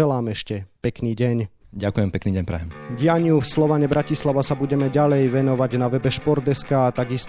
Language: Slovak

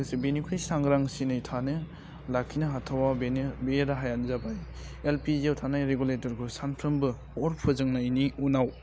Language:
Bodo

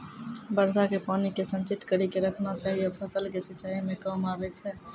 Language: Maithili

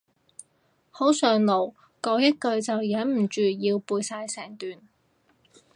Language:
Cantonese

